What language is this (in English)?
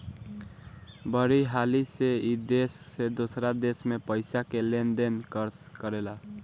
Bhojpuri